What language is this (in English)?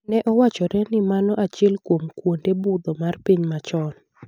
Luo (Kenya and Tanzania)